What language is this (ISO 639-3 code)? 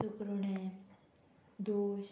kok